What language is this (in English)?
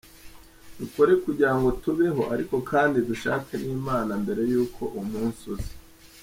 Kinyarwanda